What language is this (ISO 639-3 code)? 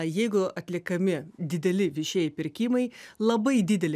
lit